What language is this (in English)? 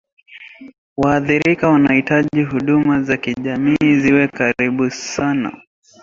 Swahili